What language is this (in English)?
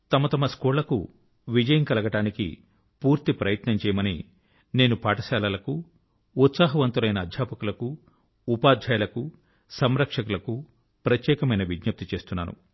Telugu